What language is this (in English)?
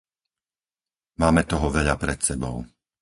Slovak